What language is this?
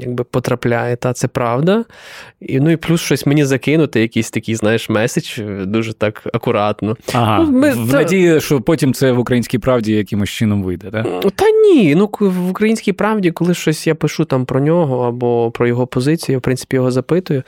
Ukrainian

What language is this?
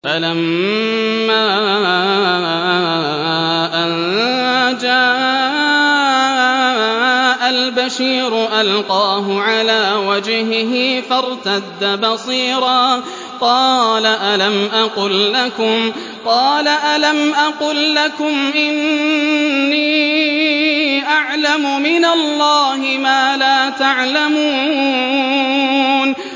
Arabic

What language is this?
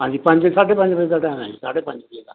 Punjabi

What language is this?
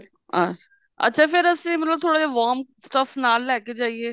Punjabi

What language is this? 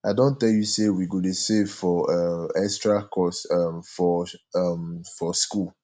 Nigerian Pidgin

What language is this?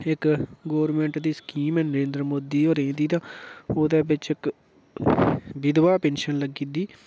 Dogri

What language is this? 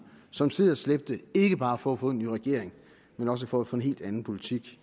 Danish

